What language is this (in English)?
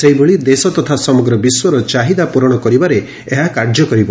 Odia